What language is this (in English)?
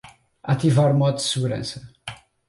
Portuguese